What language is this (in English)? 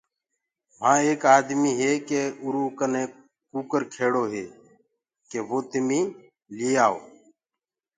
Gurgula